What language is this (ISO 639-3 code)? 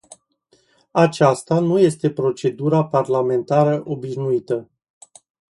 ron